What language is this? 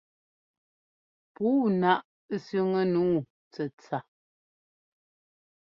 Ngomba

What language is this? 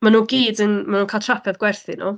Welsh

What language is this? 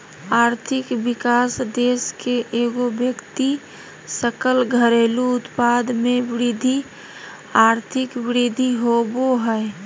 Magahi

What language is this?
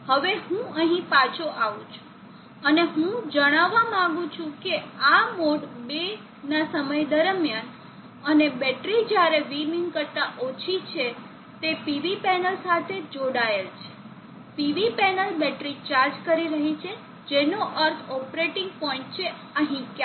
Gujarati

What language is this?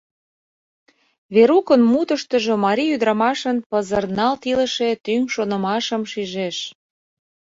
Mari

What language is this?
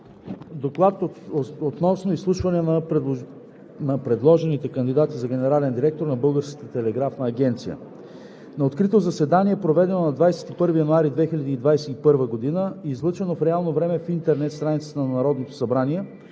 Bulgarian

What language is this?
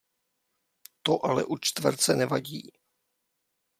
Czech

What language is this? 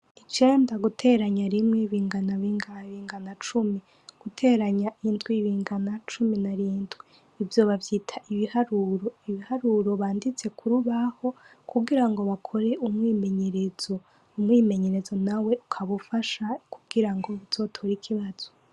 Rundi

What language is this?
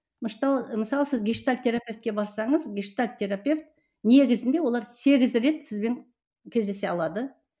Kazakh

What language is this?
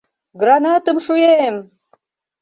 Mari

